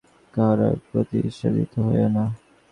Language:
Bangla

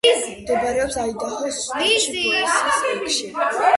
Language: Georgian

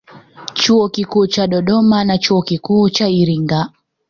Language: Swahili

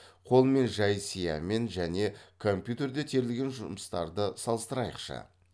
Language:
Kazakh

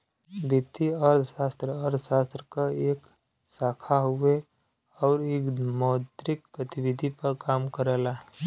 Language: Bhojpuri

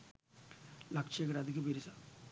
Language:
Sinhala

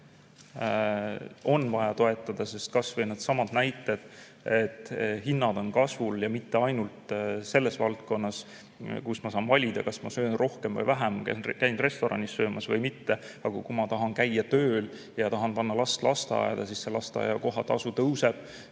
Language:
Estonian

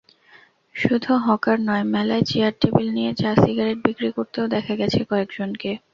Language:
Bangla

